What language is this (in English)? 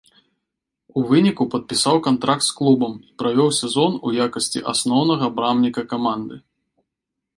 Belarusian